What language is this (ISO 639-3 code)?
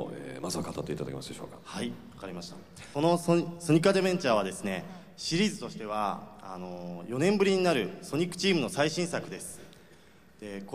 jpn